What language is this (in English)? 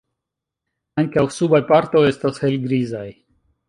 Esperanto